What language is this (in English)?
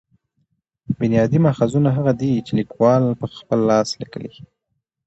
Pashto